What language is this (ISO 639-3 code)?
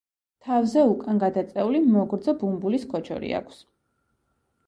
kat